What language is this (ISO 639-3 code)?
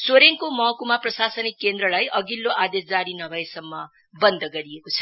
nep